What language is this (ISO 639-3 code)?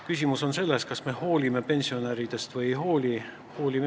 est